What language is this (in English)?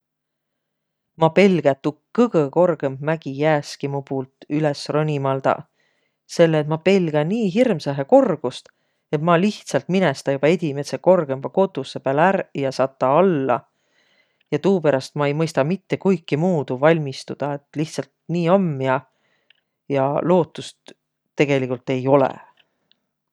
Võro